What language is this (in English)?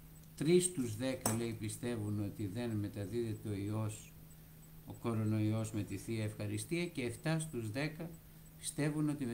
Greek